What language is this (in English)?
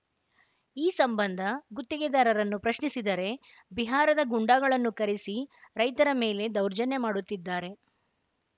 Kannada